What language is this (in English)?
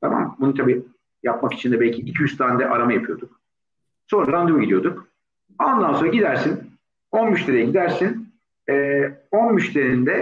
Turkish